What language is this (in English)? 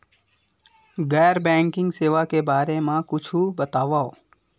Chhattisgarhi